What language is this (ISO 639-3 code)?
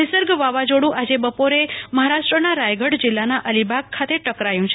guj